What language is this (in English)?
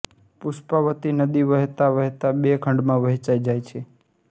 Gujarati